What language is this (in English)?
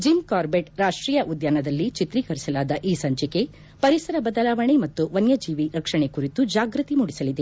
Kannada